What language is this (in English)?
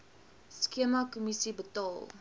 Afrikaans